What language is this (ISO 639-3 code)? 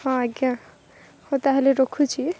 ori